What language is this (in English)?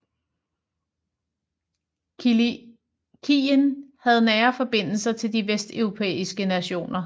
Danish